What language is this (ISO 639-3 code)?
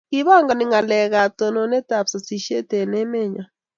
kln